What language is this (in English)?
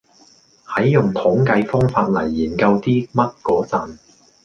Cantonese